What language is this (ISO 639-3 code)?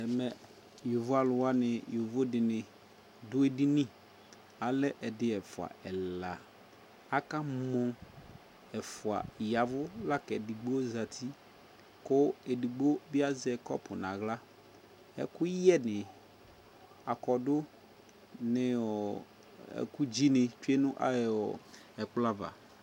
kpo